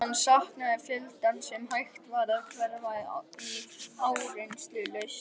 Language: Icelandic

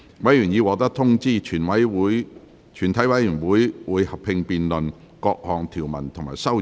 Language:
Cantonese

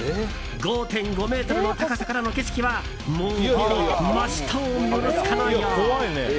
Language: Japanese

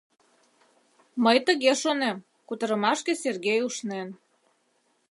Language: Mari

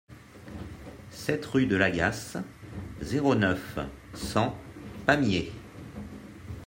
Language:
French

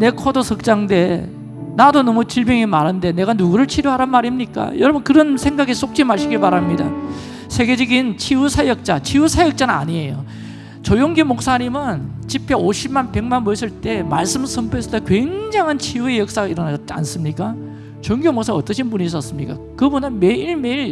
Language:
Korean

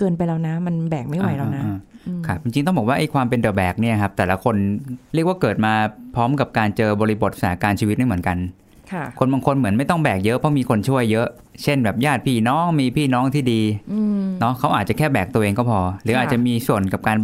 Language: Thai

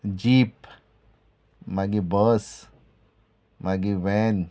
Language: Konkani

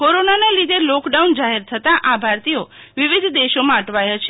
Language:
Gujarati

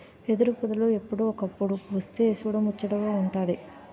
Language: Telugu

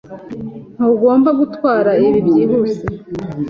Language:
Kinyarwanda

